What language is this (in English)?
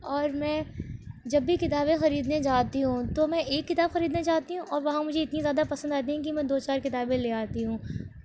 Urdu